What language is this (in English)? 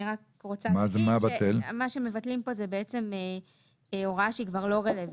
Hebrew